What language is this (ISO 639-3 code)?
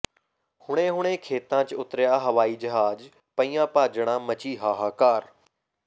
pan